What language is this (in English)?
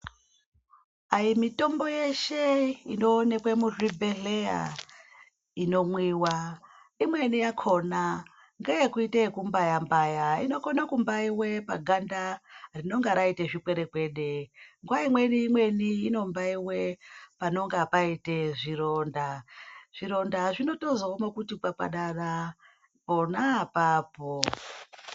Ndau